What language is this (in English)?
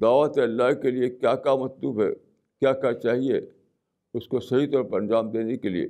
Urdu